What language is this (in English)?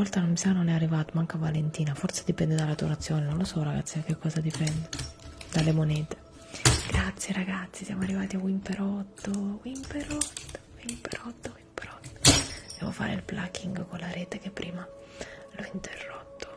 Italian